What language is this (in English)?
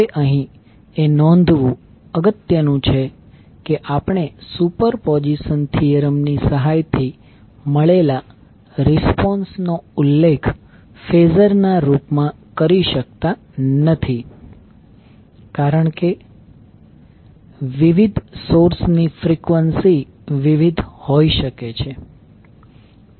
Gujarati